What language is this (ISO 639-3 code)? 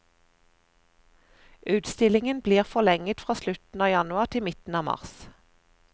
nor